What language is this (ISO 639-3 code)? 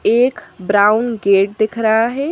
hin